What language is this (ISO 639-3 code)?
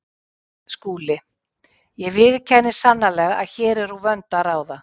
isl